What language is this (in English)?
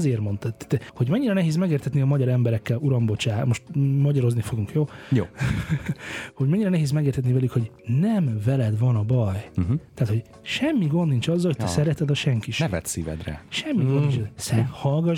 Hungarian